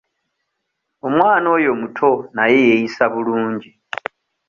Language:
Ganda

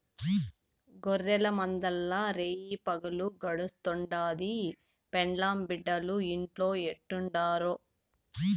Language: Telugu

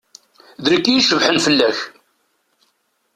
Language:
Kabyle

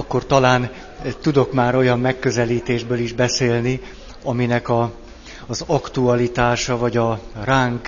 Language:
Hungarian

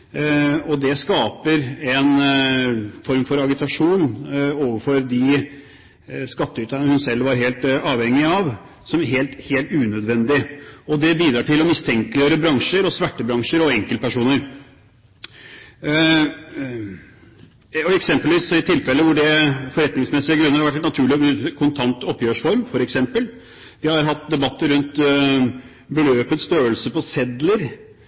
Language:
Norwegian Bokmål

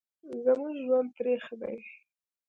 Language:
Pashto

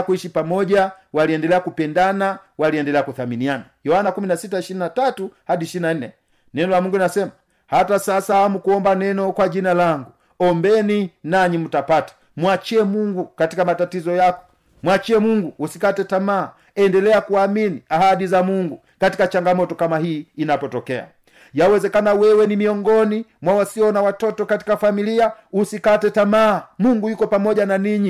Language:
Swahili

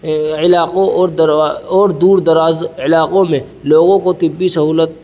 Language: Urdu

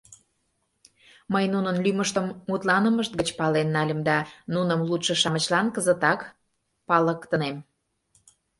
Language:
Mari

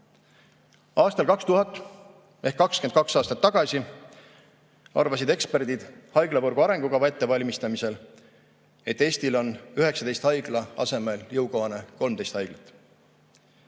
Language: Estonian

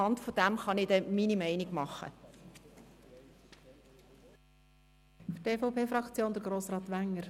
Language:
Swiss German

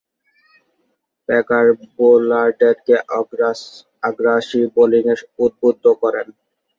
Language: Bangla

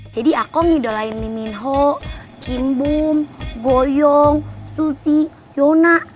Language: Indonesian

